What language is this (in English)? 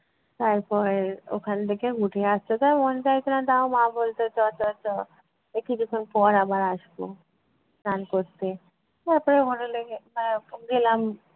Bangla